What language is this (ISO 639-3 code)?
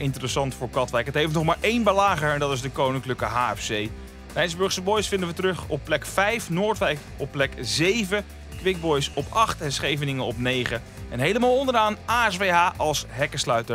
nld